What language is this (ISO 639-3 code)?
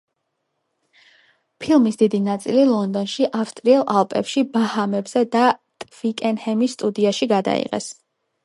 kat